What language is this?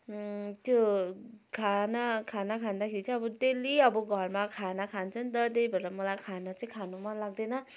Nepali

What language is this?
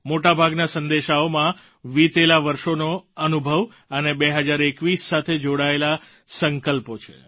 Gujarati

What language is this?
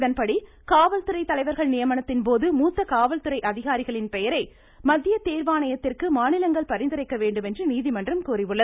Tamil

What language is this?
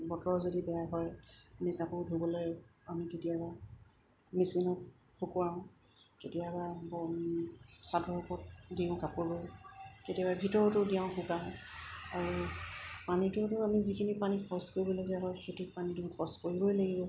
Assamese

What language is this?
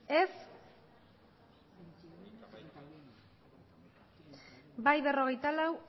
Basque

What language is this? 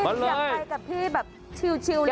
Thai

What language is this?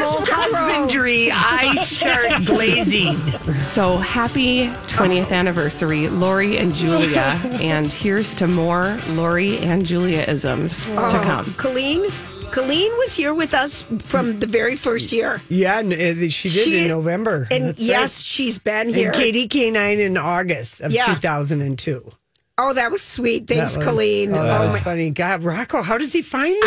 English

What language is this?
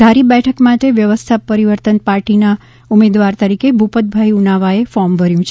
Gujarati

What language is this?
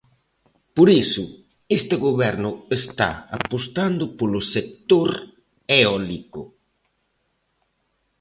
Galician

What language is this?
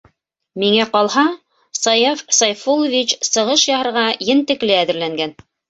Bashkir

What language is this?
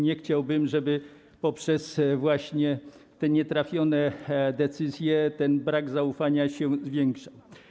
Polish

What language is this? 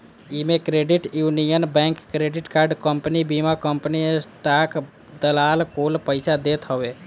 Bhojpuri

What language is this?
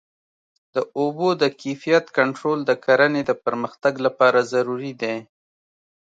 Pashto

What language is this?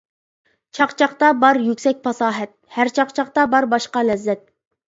Uyghur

